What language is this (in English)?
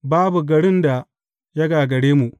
Hausa